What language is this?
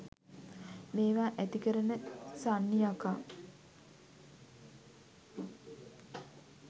Sinhala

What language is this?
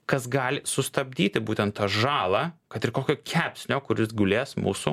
Lithuanian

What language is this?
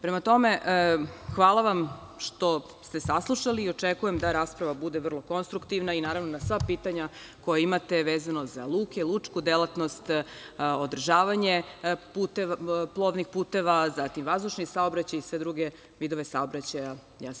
Serbian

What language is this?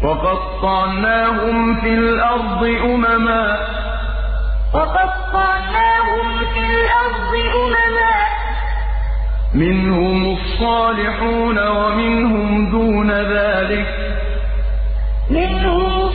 Arabic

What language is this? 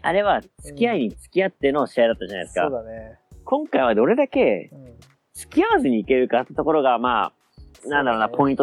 Japanese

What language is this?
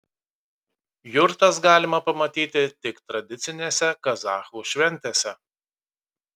Lithuanian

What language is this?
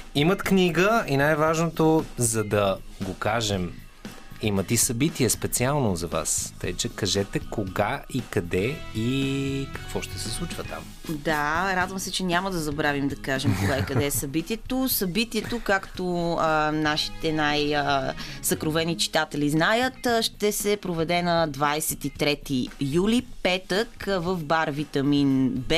Bulgarian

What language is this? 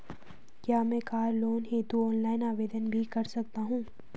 Hindi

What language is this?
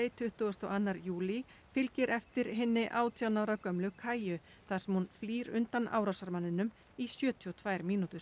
Icelandic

